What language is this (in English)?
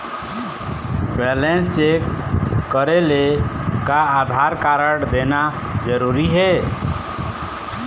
Chhattisgarhi